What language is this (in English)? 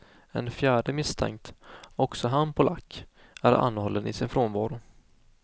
Swedish